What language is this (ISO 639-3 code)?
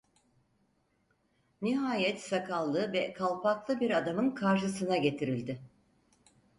tur